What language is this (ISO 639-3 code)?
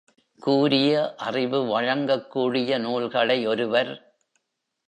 tam